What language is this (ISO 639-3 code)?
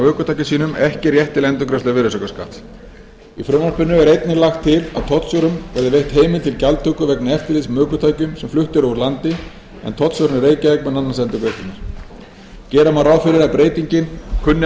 isl